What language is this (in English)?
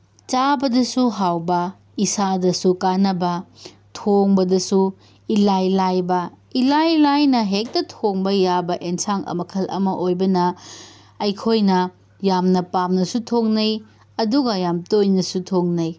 Manipuri